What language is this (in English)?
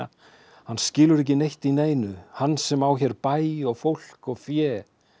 Icelandic